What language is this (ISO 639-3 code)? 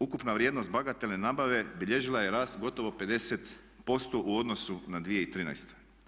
hrv